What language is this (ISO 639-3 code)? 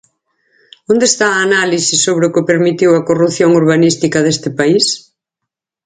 glg